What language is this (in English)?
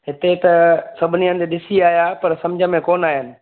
Sindhi